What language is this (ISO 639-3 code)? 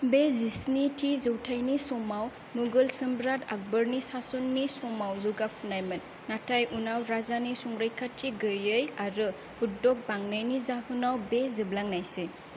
brx